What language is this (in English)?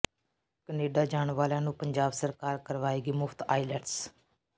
Punjabi